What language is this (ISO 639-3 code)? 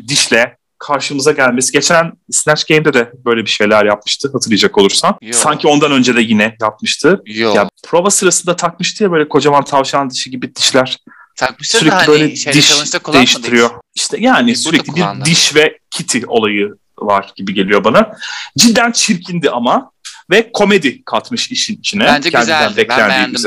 tur